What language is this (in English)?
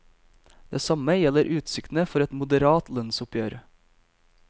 Norwegian